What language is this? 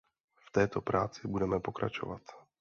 Czech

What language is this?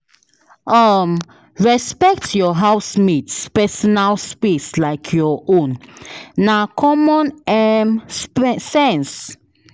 Nigerian Pidgin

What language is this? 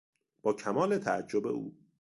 Persian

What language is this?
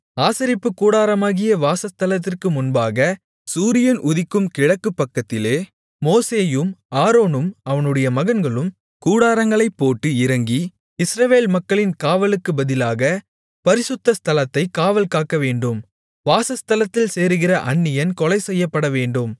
Tamil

